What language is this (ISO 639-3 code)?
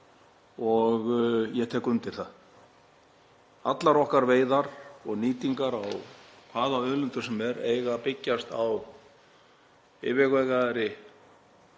isl